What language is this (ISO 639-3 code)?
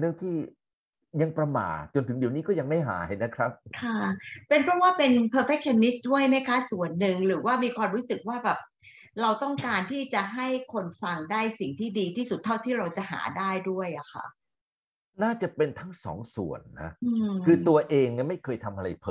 tha